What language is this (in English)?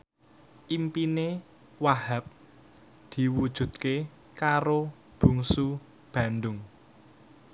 Javanese